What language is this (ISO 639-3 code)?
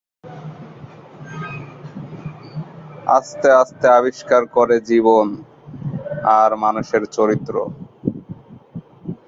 ben